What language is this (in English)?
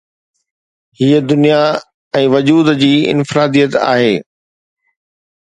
Sindhi